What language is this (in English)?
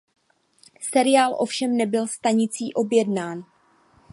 Czech